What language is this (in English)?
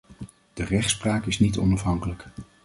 Dutch